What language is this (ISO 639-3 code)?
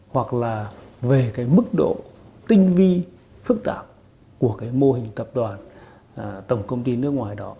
vie